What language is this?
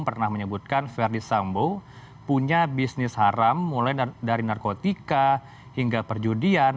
Indonesian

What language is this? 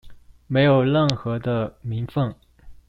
Chinese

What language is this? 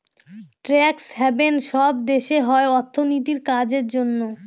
Bangla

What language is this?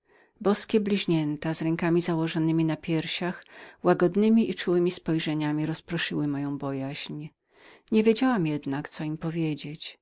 Polish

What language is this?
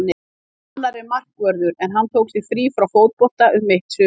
Icelandic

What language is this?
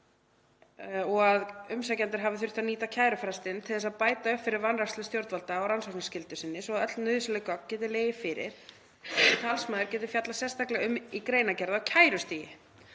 Icelandic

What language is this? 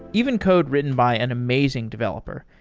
English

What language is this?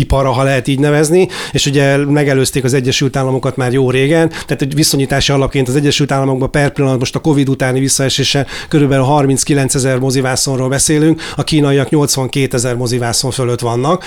Hungarian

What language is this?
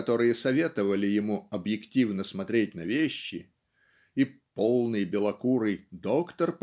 Russian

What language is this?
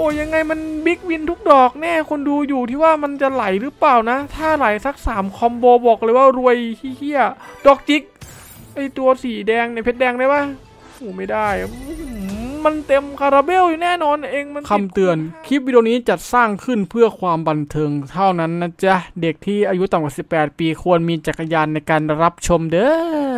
Thai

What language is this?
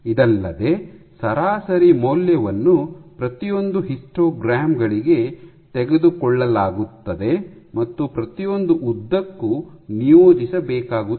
Kannada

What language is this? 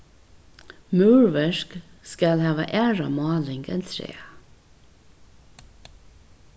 Faroese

